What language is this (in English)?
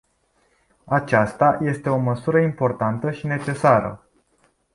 Romanian